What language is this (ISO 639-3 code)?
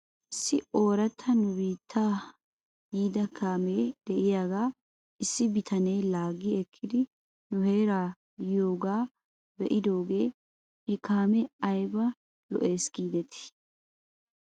wal